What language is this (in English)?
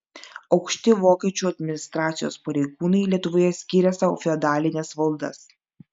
Lithuanian